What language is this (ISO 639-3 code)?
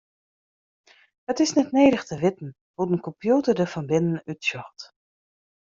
fry